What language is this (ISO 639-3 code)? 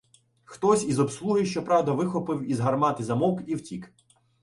ukr